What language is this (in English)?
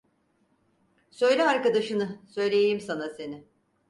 Turkish